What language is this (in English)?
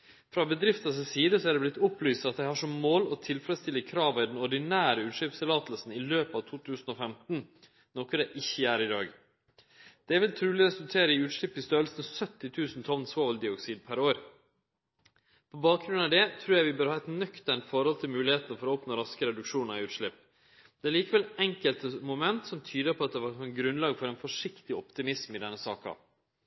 Norwegian Nynorsk